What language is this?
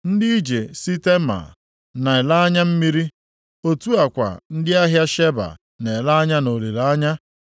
Igbo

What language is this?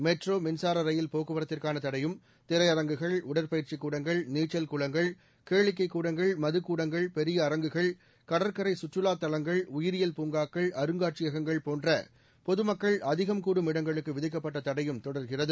Tamil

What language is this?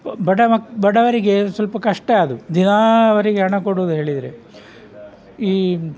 Kannada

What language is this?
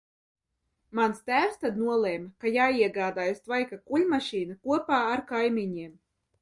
Latvian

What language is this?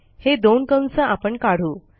Marathi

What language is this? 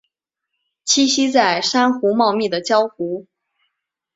Chinese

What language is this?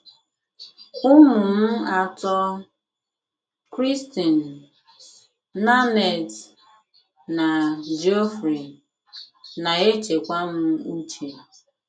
Igbo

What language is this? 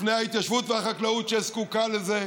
Hebrew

